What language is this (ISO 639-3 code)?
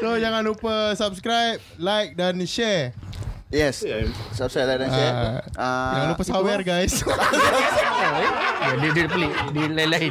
msa